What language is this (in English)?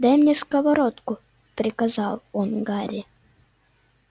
Russian